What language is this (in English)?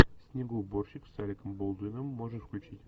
Russian